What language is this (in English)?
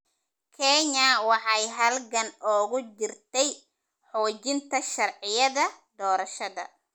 Somali